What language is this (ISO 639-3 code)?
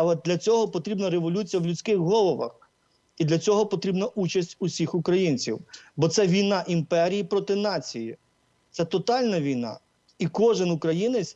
ukr